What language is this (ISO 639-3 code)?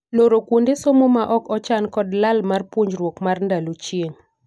luo